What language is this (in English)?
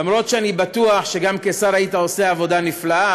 Hebrew